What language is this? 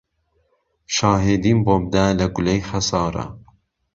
Central Kurdish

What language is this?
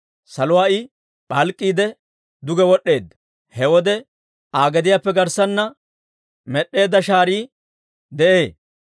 Dawro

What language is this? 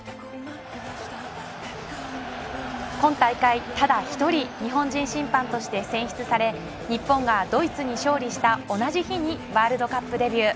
Japanese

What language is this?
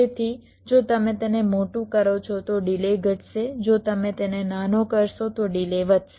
Gujarati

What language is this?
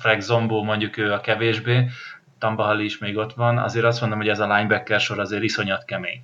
Hungarian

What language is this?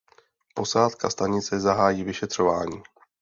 Czech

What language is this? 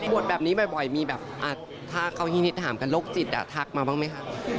Thai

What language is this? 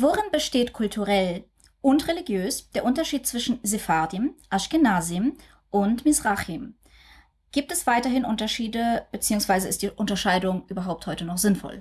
German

